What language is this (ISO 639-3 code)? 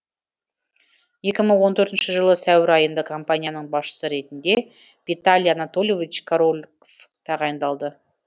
kaz